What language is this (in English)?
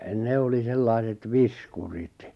Finnish